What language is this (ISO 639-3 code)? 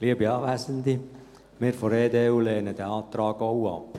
gsw